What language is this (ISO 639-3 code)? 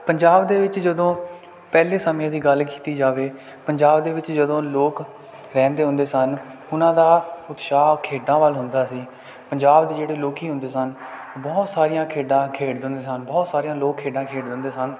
pan